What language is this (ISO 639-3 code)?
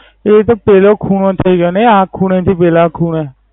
guj